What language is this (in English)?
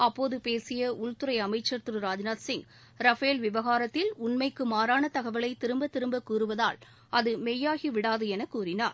Tamil